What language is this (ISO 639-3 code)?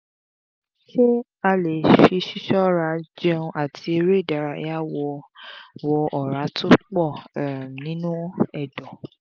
yor